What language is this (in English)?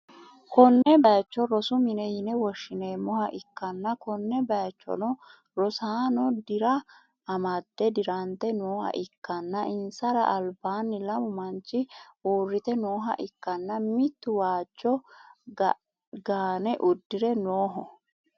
Sidamo